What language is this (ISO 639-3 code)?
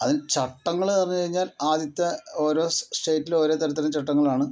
mal